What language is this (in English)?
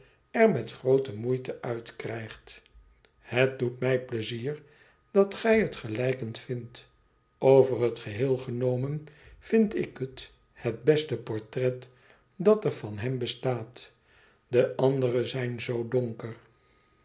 Dutch